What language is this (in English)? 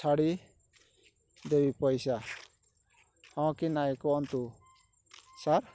Odia